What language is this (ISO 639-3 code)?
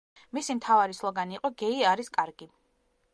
kat